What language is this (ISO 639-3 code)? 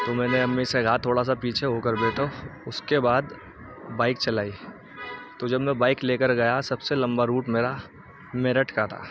urd